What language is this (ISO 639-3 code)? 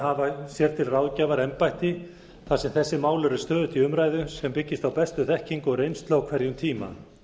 isl